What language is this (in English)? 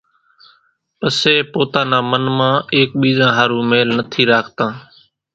Kachi Koli